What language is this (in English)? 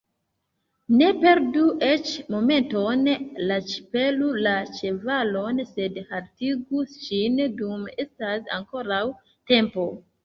Esperanto